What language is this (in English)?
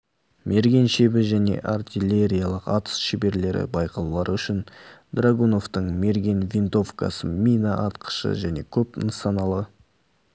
Kazakh